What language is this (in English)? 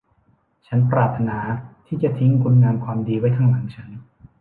Thai